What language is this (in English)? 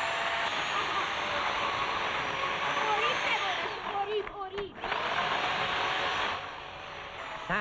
Persian